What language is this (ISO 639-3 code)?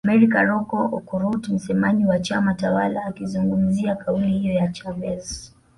swa